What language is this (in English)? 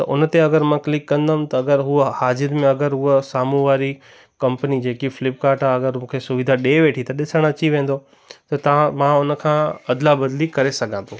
Sindhi